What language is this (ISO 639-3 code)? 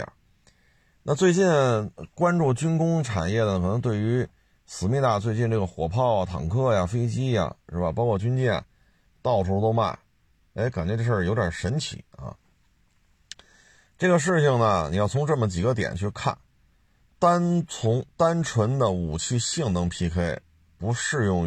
zho